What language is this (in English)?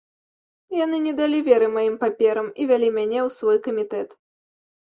Belarusian